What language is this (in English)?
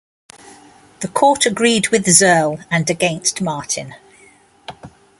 English